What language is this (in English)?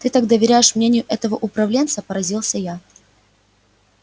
Russian